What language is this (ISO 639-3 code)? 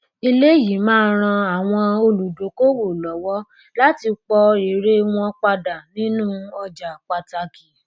yor